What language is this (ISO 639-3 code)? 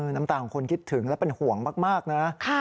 tha